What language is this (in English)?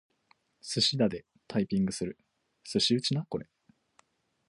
Japanese